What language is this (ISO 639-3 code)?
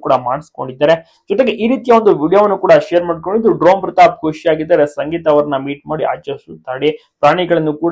ron